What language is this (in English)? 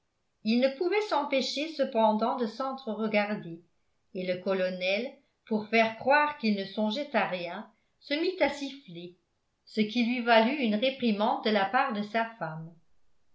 French